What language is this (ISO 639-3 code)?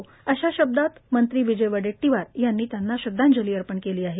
mar